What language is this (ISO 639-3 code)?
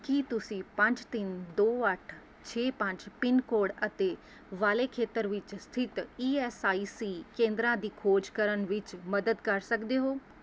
pan